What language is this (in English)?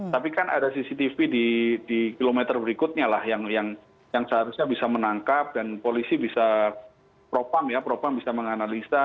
Indonesian